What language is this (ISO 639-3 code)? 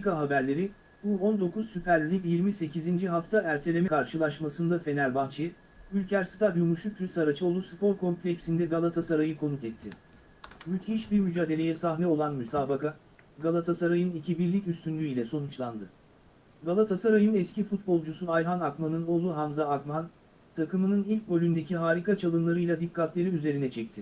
tur